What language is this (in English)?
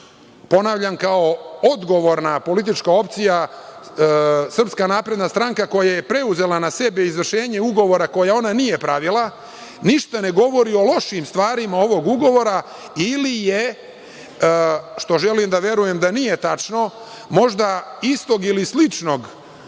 Serbian